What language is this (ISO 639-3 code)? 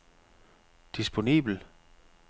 dan